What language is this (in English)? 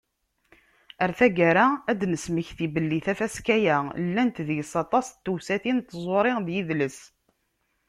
Kabyle